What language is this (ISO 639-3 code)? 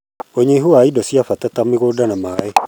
kik